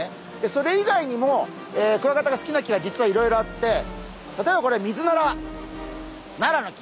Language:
Japanese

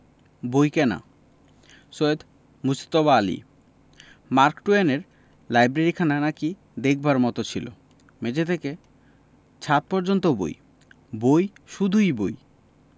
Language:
Bangla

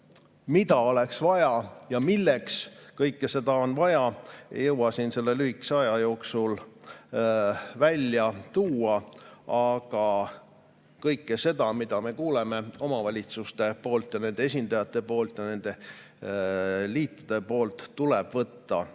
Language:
Estonian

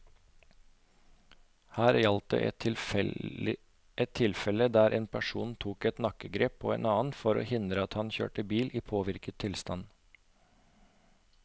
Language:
Norwegian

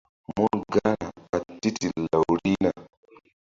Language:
Mbum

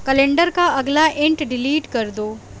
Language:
Urdu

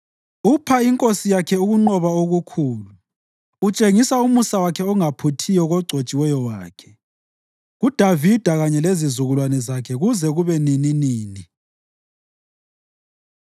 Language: North Ndebele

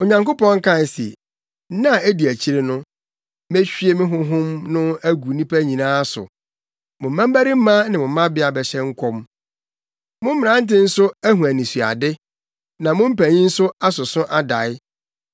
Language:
Akan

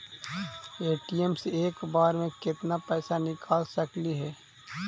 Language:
Magahi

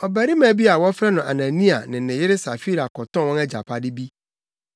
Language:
Akan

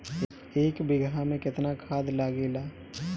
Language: Bhojpuri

